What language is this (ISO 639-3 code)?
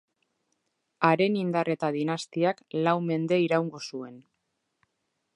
eus